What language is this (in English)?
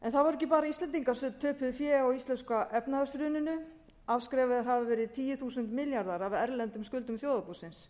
Icelandic